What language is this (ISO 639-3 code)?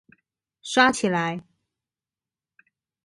zho